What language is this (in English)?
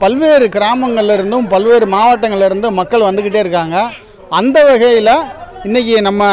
Thai